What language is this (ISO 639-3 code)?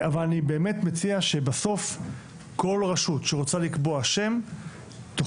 heb